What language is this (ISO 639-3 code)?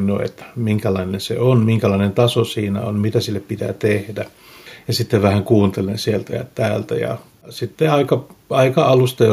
fin